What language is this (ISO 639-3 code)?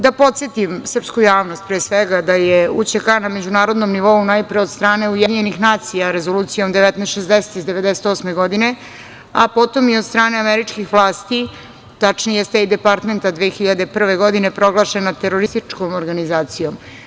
srp